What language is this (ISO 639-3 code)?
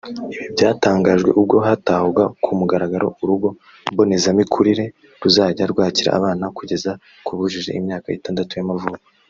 kin